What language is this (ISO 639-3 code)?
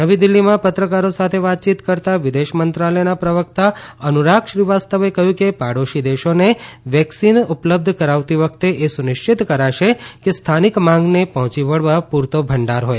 guj